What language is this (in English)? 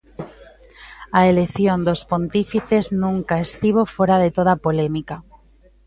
Galician